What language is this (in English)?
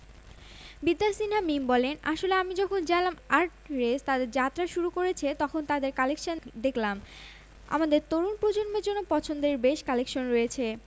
Bangla